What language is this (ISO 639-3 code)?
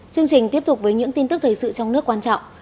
vie